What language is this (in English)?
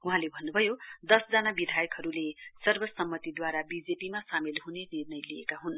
Nepali